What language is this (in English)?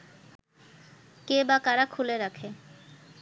Bangla